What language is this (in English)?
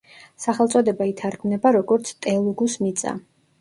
Georgian